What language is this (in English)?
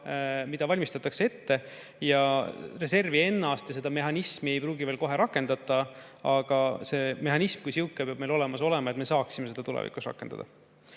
Estonian